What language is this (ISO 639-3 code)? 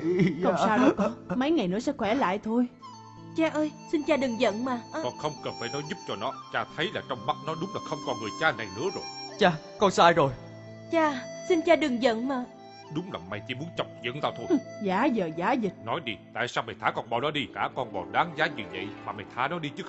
vie